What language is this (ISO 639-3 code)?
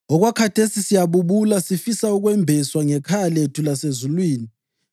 nde